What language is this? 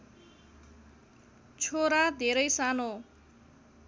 Nepali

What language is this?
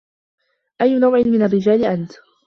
Arabic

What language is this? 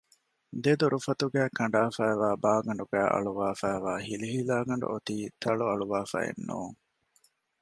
Divehi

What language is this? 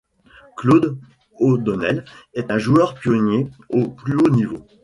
French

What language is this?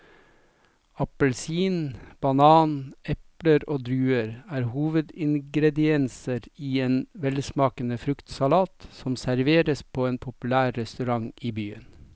Norwegian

